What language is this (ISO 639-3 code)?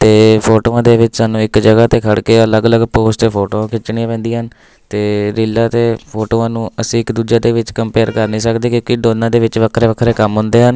pan